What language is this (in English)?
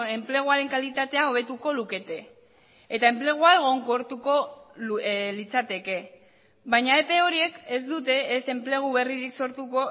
Basque